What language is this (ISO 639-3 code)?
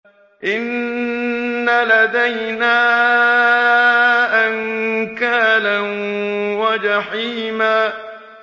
ara